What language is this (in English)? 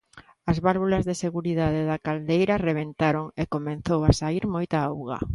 Galician